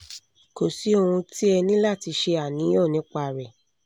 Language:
Yoruba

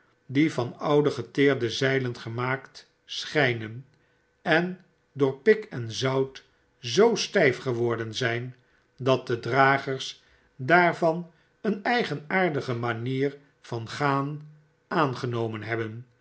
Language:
Dutch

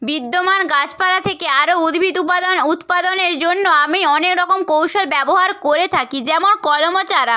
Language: Bangla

